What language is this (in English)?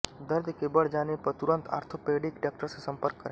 Hindi